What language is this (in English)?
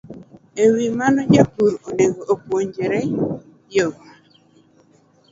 Luo (Kenya and Tanzania)